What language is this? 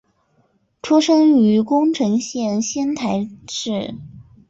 Chinese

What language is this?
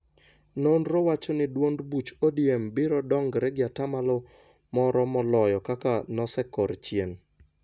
Luo (Kenya and Tanzania)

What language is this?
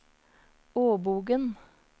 Norwegian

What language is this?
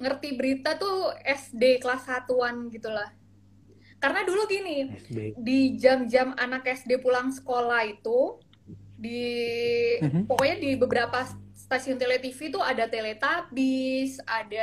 Indonesian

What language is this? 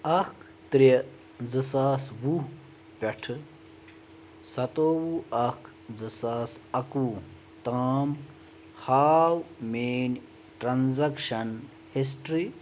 Kashmiri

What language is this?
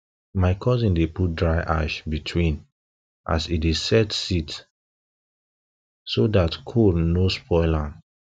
Nigerian Pidgin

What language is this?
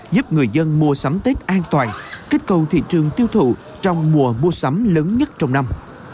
Vietnamese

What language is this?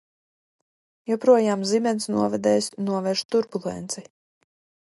Latvian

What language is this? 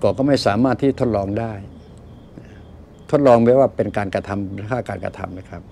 Thai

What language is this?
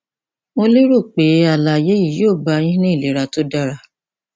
Yoruba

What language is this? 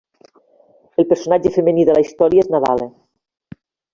Catalan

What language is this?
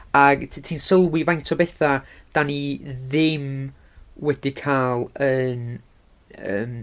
Welsh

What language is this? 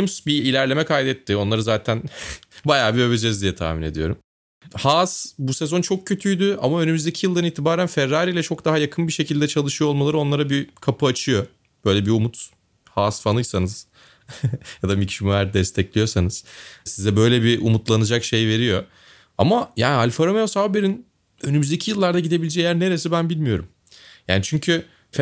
Turkish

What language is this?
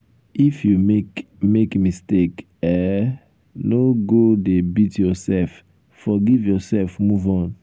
Nigerian Pidgin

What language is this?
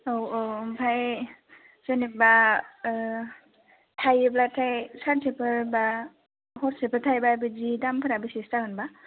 Bodo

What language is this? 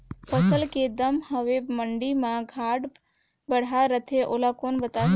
Chhattisgarhi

